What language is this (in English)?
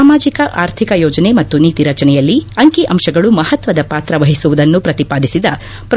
Kannada